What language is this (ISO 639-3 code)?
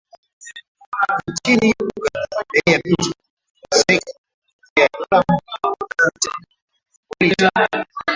swa